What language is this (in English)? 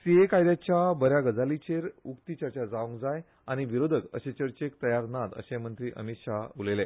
Konkani